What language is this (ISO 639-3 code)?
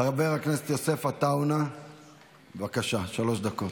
heb